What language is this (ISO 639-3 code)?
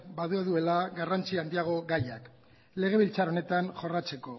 eus